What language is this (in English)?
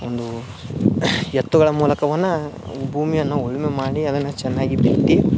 Kannada